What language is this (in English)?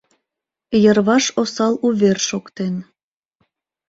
Mari